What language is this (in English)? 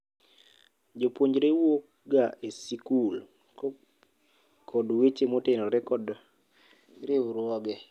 Luo (Kenya and Tanzania)